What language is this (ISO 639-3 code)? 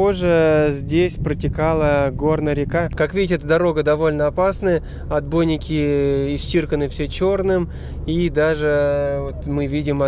rus